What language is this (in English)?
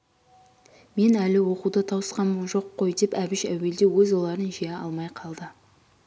Kazakh